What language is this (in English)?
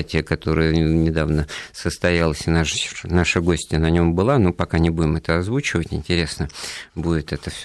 Russian